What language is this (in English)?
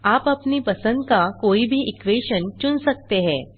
Hindi